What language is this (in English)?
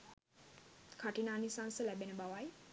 Sinhala